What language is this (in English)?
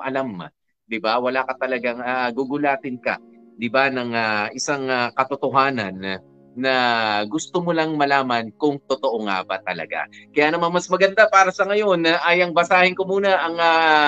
Filipino